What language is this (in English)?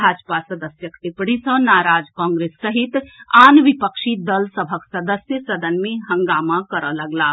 Maithili